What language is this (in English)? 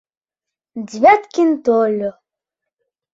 Mari